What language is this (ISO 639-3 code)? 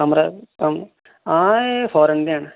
doi